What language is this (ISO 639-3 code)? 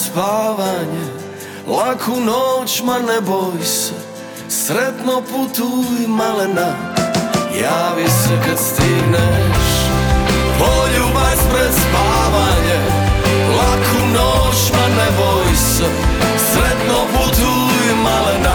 hrv